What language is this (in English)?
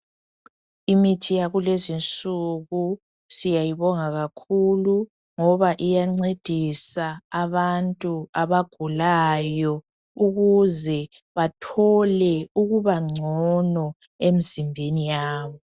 North Ndebele